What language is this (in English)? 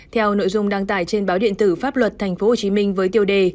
Vietnamese